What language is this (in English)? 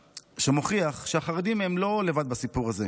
Hebrew